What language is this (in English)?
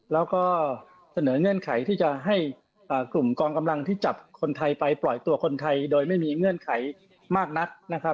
Thai